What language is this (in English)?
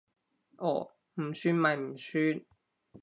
Cantonese